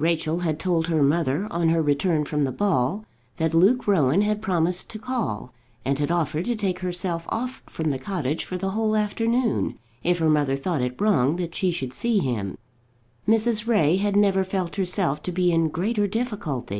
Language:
English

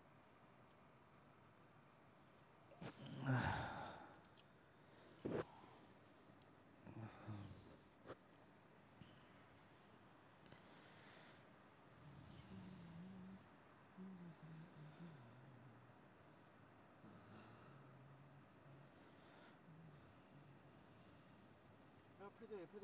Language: Chinese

